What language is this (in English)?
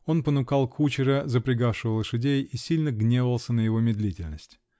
Russian